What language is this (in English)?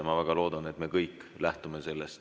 Estonian